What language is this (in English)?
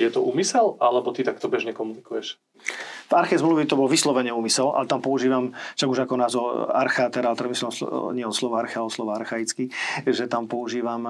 Slovak